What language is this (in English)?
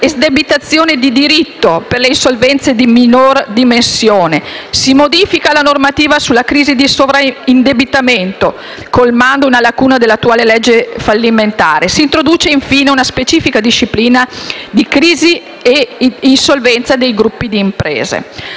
Italian